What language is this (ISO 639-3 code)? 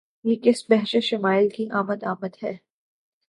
urd